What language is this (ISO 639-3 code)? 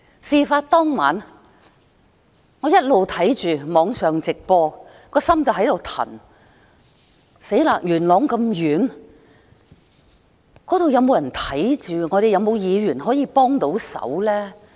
yue